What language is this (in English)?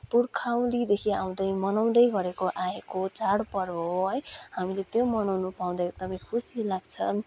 Nepali